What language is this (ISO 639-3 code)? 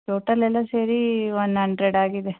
kan